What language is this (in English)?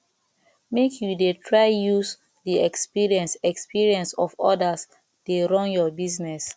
Nigerian Pidgin